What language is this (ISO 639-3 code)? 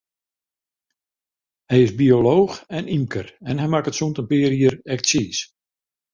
fry